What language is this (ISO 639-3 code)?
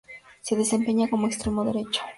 spa